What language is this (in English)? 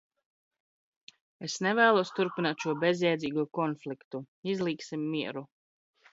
Latvian